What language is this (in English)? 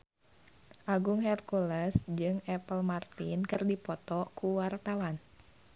Sundanese